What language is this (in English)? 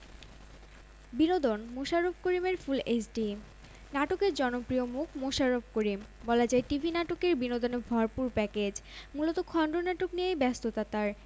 Bangla